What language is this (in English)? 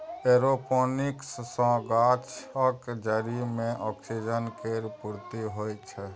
Maithili